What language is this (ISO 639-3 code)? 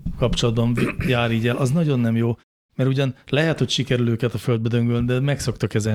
hun